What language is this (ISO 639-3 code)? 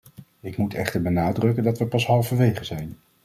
nld